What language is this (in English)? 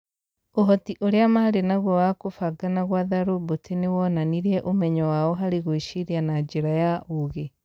Kikuyu